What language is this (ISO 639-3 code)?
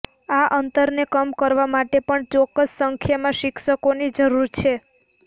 guj